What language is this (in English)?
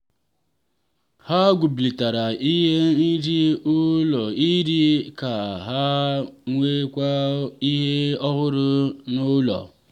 Igbo